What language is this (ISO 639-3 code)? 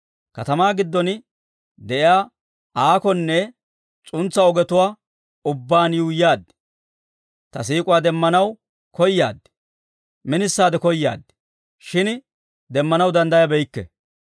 dwr